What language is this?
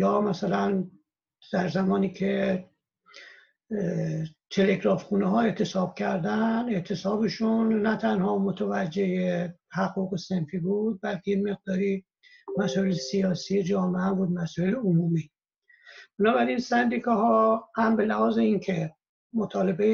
Persian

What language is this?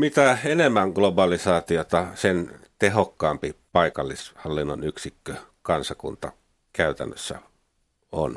Finnish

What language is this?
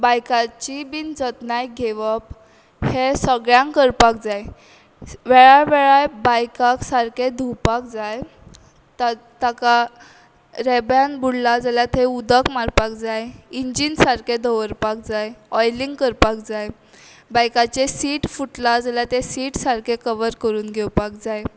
Konkani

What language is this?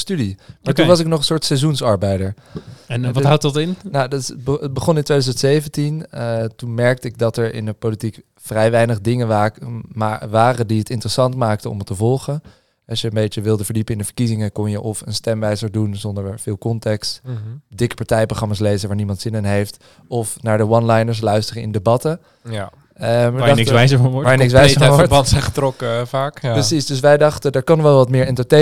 Dutch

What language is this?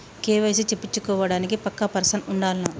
Telugu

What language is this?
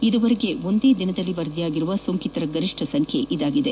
Kannada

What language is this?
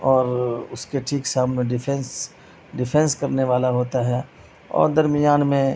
Urdu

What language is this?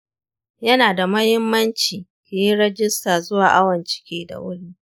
Hausa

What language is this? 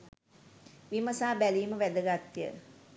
Sinhala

